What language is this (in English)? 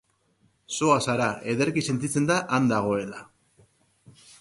Basque